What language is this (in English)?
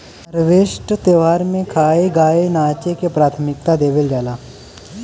Bhojpuri